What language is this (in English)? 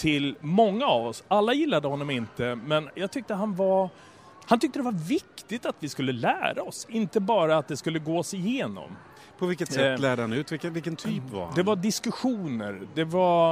Swedish